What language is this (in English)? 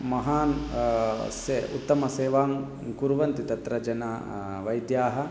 Sanskrit